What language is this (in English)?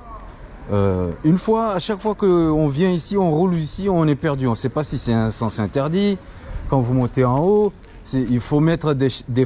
French